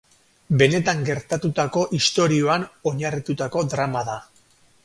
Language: Basque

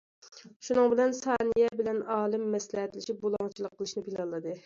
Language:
Uyghur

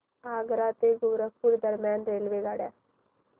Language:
Marathi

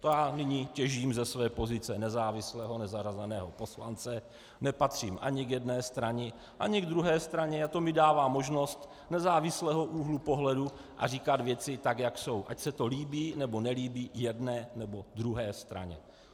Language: Czech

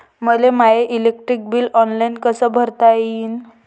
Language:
Marathi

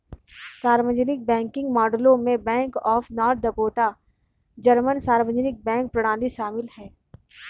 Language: Hindi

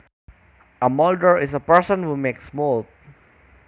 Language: Javanese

